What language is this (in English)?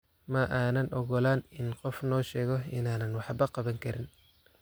Somali